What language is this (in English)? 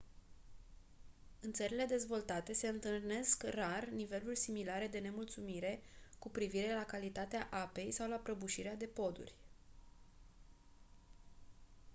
Romanian